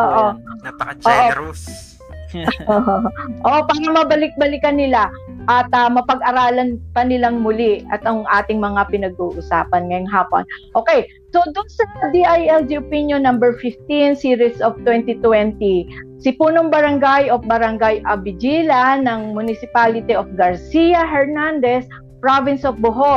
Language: Filipino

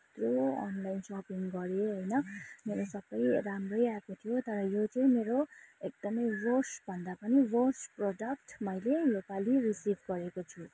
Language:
Nepali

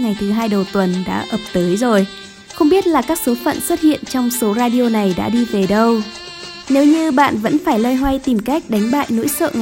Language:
Vietnamese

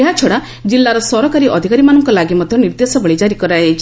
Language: Odia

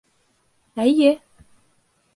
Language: Bashkir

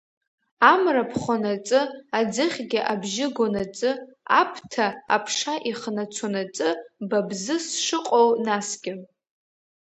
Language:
Abkhazian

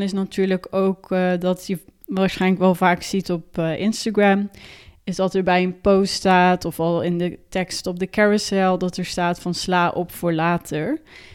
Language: Dutch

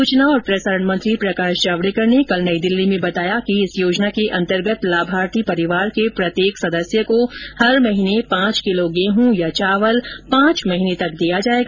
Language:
Hindi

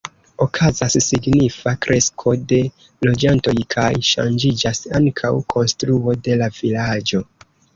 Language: Esperanto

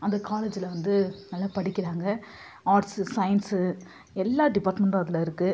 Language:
Tamil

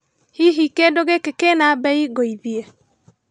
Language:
Kikuyu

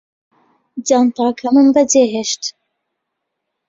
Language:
Central Kurdish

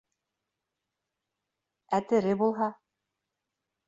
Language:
Bashkir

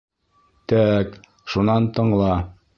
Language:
Bashkir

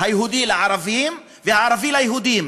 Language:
Hebrew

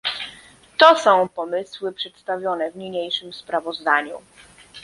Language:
Polish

